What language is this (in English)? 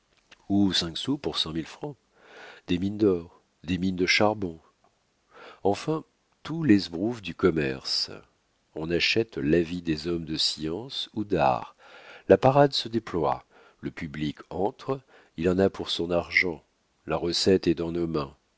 French